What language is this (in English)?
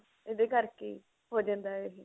Punjabi